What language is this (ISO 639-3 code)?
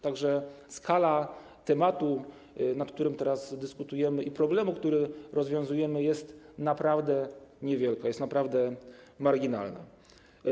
pol